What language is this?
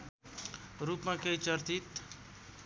Nepali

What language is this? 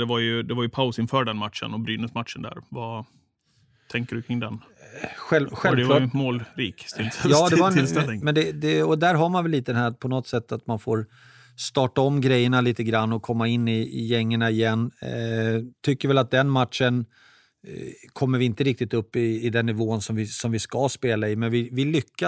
Swedish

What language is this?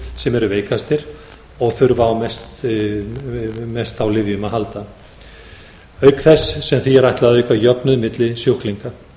Icelandic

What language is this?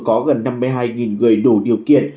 Vietnamese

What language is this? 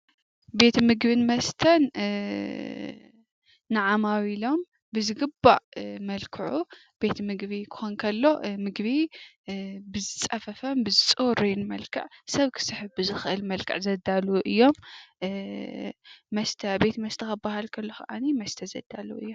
Tigrinya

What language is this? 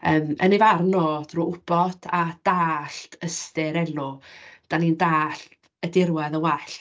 Welsh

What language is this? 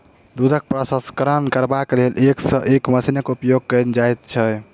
Maithili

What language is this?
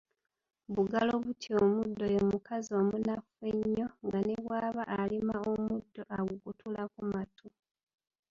Ganda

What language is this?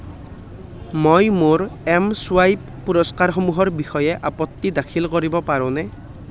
Assamese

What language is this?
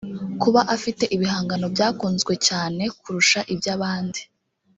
Kinyarwanda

